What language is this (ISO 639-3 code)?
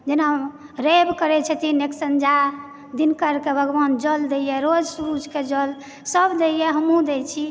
mai